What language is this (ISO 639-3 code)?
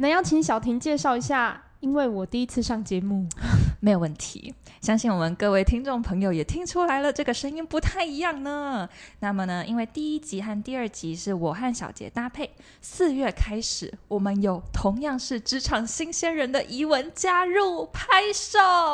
zho